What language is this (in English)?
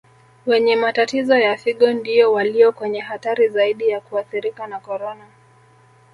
Swahili